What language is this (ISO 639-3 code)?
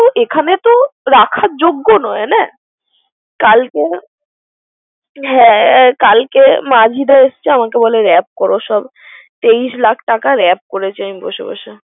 ben